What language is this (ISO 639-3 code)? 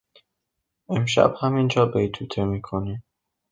fas